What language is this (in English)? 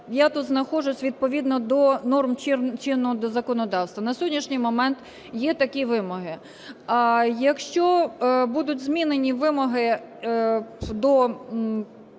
Ukrainian